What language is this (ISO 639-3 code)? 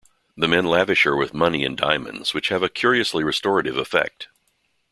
eng